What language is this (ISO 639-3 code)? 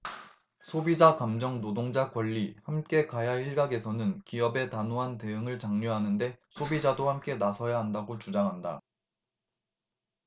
kor